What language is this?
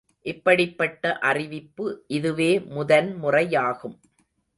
Tamil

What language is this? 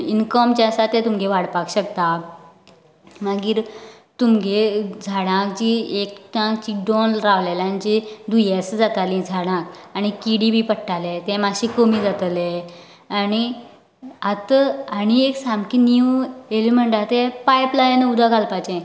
Konkani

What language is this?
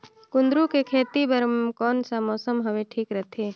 Chhattisgarhi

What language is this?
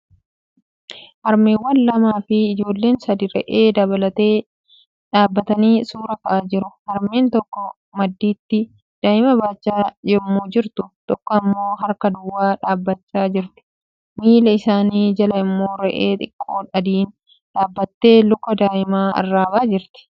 Oromo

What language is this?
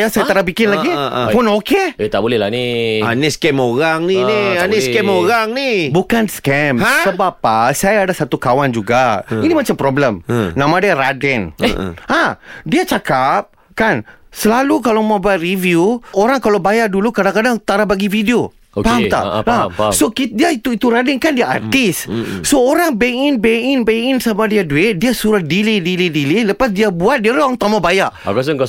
Malay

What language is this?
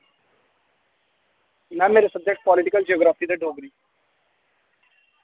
Dogri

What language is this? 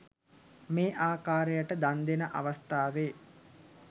Sinhala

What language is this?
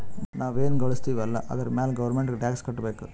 Kannada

